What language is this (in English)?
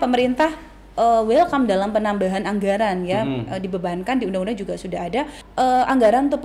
Indonesian